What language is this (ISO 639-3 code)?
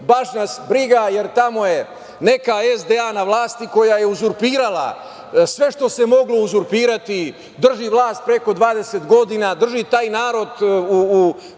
srp